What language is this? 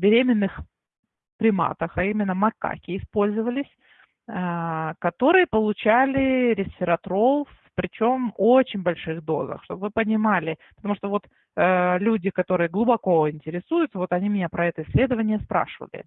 Russian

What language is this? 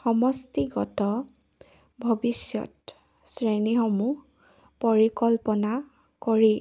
Assamese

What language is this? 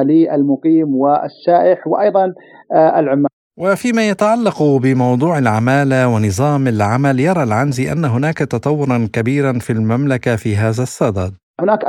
Arabic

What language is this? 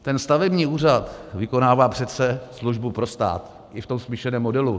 Czech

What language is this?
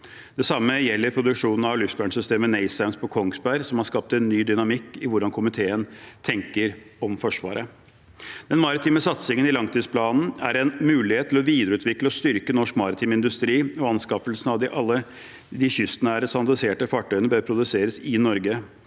Norwegian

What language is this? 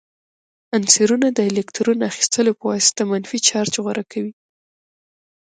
Pashto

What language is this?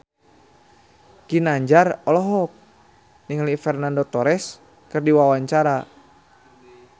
Sundanese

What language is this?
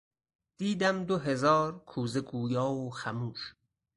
Persian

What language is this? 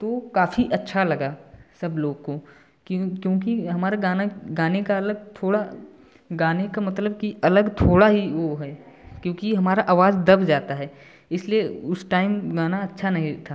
Hindi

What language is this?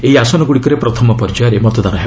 Odia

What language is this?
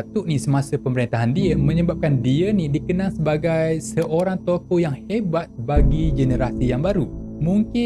Malay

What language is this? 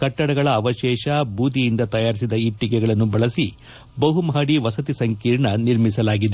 Kannada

